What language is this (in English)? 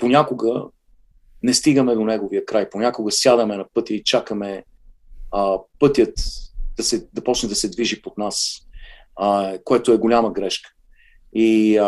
Bulgarian